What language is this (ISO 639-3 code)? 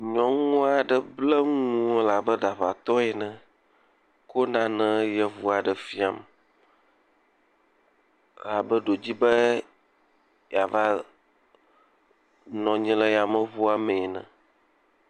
ewe